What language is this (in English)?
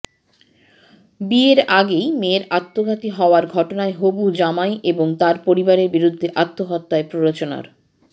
Bangla